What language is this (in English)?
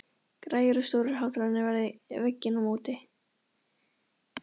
Icelandic